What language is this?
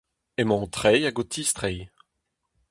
Breton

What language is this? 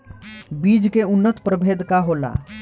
Bhojpuri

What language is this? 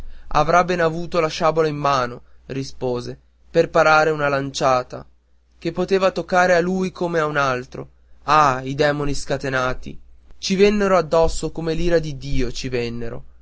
Italian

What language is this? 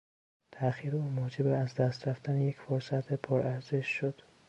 Persian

